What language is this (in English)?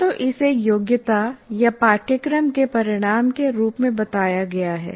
Hindi